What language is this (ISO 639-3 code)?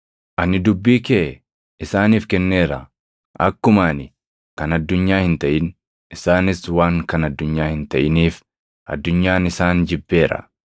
orm